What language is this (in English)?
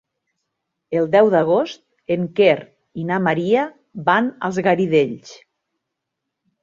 Catalan